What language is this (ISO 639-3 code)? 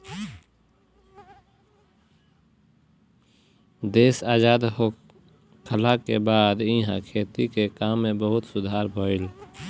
bho